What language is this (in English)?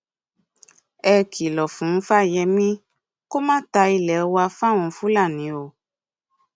Yoruba